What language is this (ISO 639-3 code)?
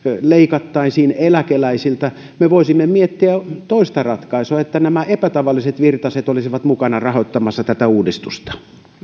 fin